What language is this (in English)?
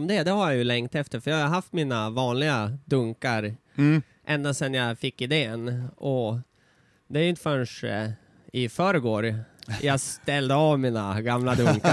Swedish